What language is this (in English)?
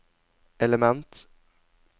Norwegian